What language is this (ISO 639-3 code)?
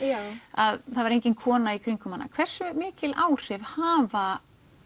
isl